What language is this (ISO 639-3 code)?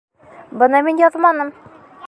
bak